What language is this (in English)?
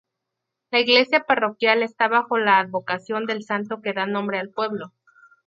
Spanish